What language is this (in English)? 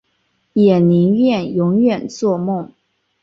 Chinese